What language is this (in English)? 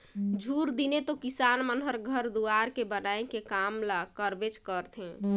Chhattisgarhi